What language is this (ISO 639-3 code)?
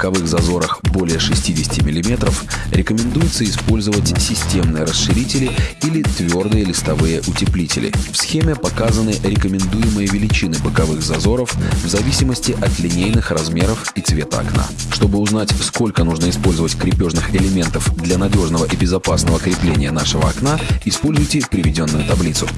rus